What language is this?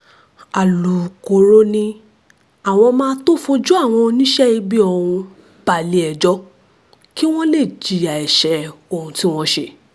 Yoruba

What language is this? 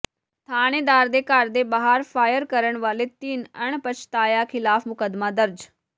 Punjabi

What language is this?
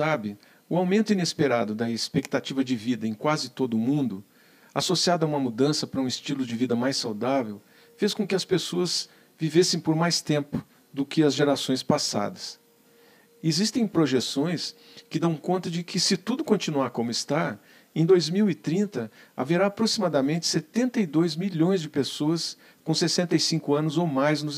Portuguese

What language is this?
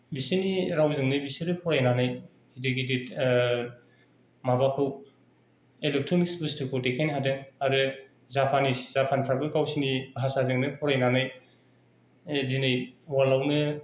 Bodo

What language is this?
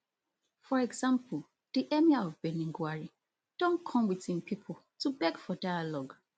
Nigerian Pidgin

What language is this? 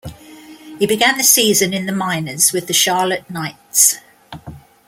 English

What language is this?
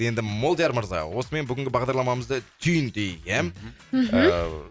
Kazakh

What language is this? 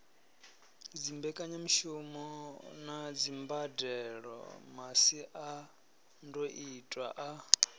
Venda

